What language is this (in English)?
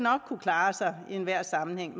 Danish